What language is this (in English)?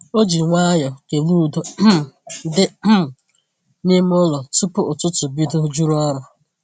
Igbo